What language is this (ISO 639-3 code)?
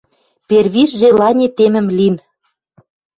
mrj